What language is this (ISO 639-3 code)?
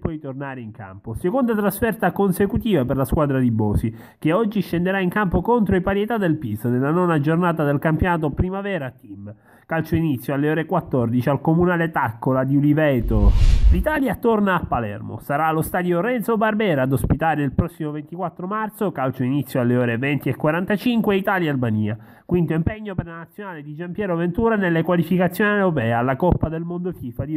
ita